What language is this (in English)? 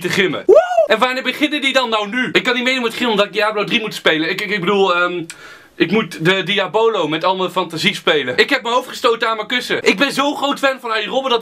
Dutch